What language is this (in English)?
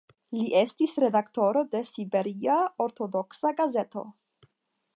Esperanto